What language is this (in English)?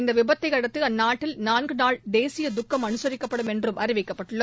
Tamil